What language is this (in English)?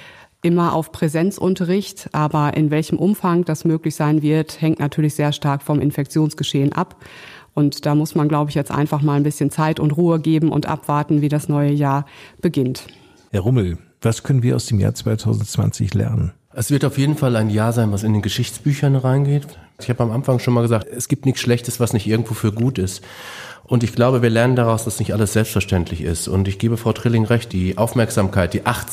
German